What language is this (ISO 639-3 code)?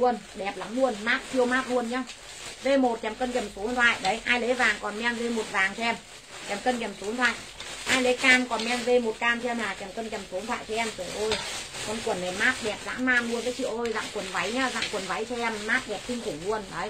vie